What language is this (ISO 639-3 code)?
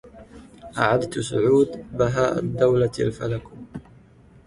ara